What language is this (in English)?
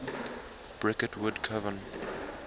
English